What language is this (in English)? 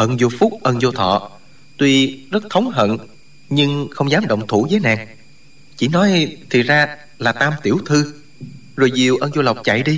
Vietnamese